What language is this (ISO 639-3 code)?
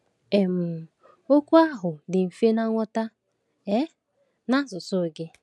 ibo